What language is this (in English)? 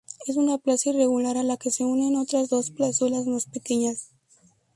Spanish